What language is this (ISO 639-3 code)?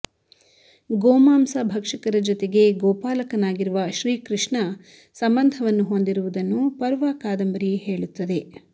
kan